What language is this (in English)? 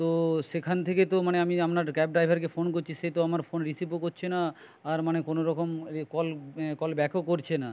Bangla